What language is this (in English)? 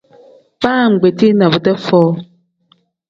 Tem